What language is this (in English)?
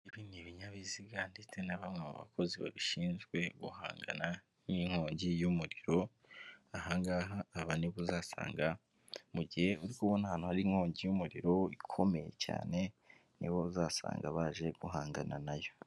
Kinyarwanda